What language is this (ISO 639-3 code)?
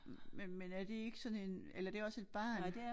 dan